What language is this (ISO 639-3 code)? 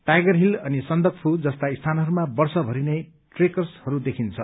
nep